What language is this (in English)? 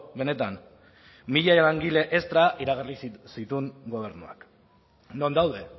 Basque